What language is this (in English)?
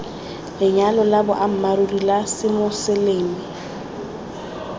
Tswana